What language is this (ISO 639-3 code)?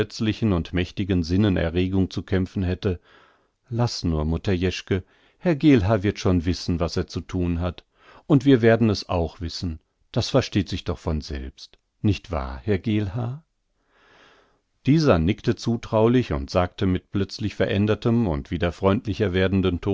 deu